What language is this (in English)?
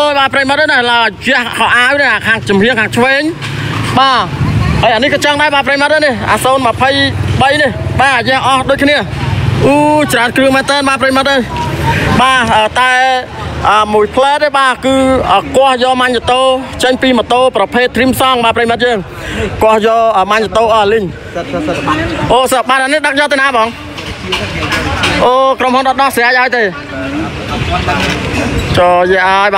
Thai